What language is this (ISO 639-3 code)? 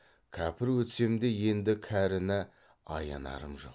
kaz